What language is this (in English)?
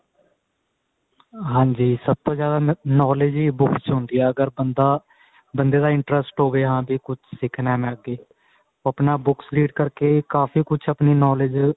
Punjabi